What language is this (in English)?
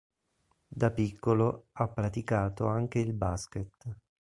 Italian